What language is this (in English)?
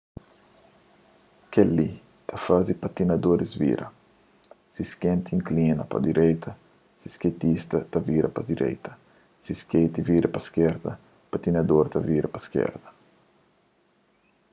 Kabuverdianu